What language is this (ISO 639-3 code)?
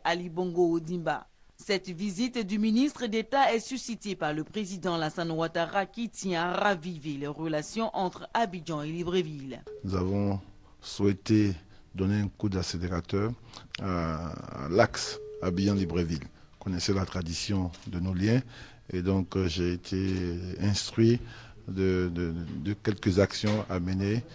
fra